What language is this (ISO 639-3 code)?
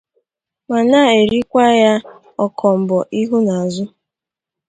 ibo